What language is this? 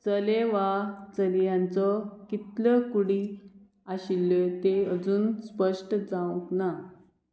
Konkani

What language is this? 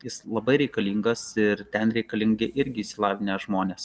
Lithuanian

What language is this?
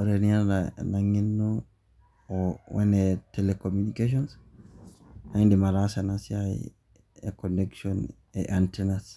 Masai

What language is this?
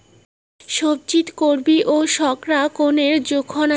Bangla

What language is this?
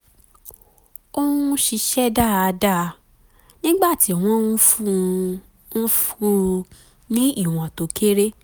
Yoruba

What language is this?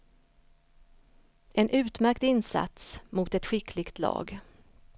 Swedish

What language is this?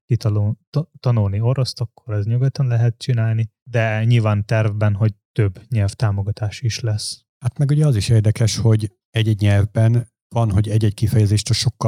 Hungarian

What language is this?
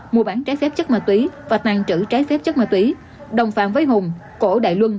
Vietnamese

